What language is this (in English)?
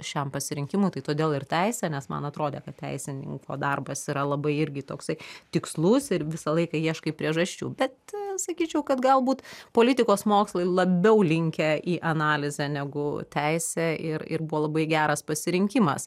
Lithuanian